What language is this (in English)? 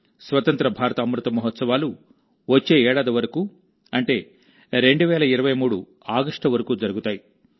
Telugu